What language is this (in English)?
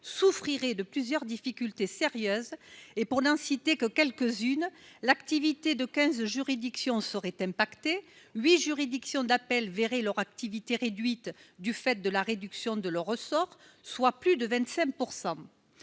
French